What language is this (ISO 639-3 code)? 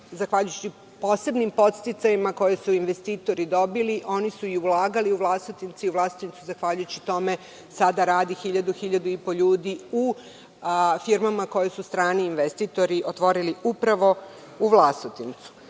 srp